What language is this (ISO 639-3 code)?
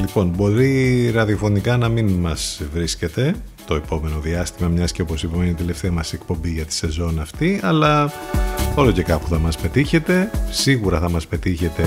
ell